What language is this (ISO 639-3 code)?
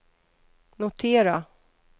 swe